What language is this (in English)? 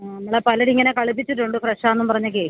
Malayalam